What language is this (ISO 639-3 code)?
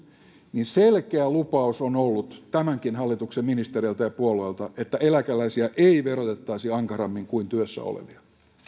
fin